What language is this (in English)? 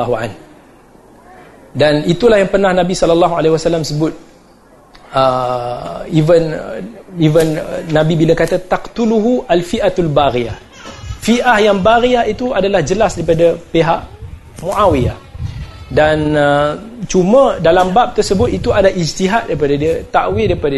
Malay